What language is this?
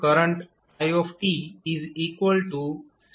Gujarati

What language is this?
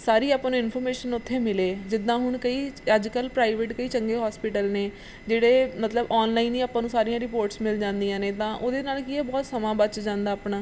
Punjabi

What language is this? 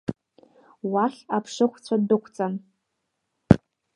Abkhazian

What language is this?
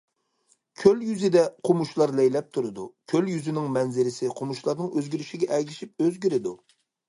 Uyghur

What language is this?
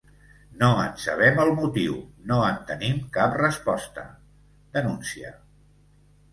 Catalan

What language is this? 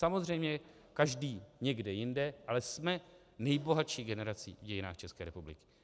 Czech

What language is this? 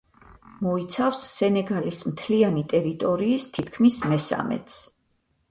Georgian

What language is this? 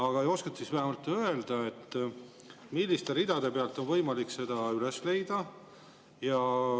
Estonian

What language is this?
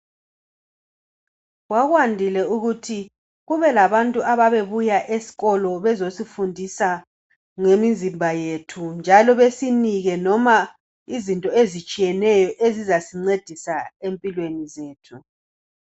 North Ndebele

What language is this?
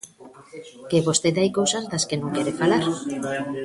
Galician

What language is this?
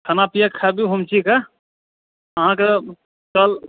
Maithili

